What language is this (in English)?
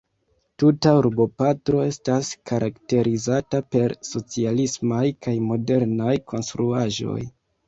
Esperanto